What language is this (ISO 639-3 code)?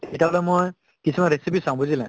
asm